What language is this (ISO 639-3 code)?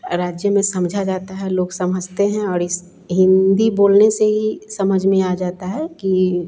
hin